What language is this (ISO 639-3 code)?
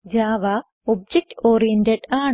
mal